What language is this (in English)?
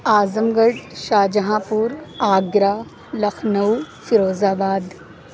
Urdu